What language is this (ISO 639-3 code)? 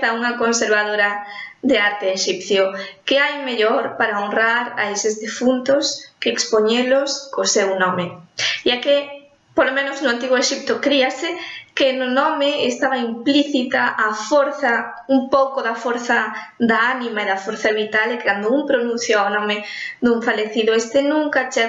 spa